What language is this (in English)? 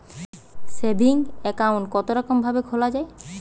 Bangla